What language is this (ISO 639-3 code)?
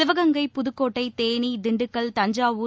tam